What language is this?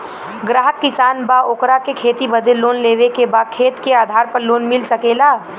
Bhojpuri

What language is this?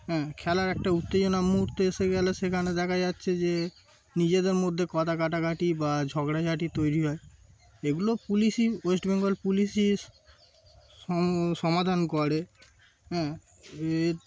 Bangla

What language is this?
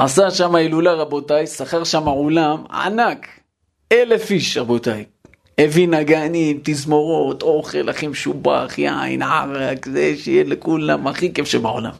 Hebrew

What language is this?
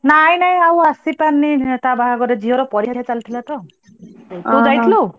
Odia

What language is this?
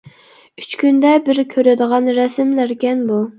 Uyghur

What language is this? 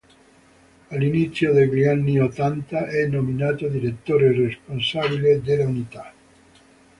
Italian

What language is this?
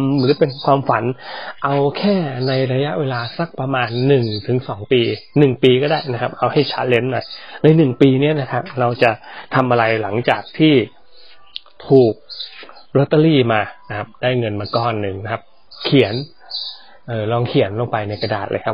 Thai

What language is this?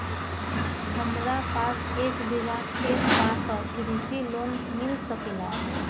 Bhojpuri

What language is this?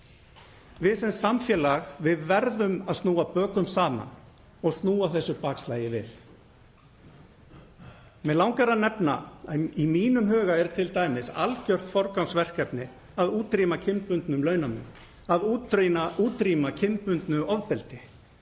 Icelandic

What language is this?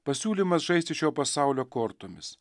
Lithuanian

